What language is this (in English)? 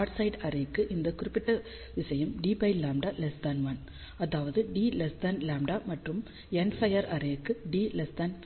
Tamil